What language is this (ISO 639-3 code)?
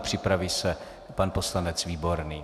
ces